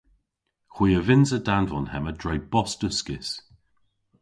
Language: Cornish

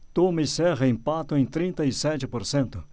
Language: Portuguese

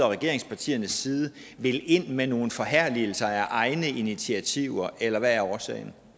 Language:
Danish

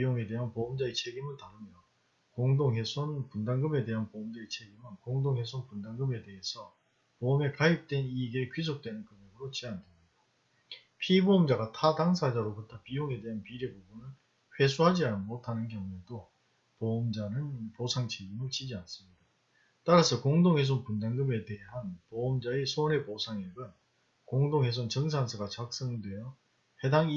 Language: Korean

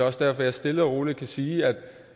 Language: Danish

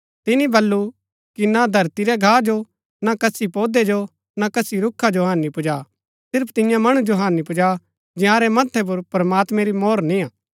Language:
Gaddi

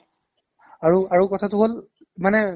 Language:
Assamese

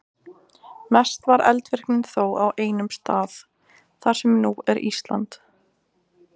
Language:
Icelandic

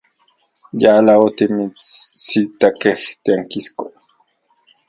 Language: Central Puebla Nahuatl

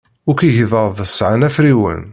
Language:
Kabyle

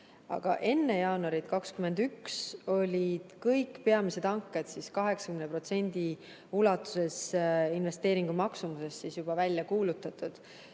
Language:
Estonian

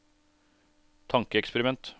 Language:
Norwegian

